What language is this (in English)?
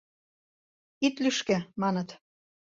Mari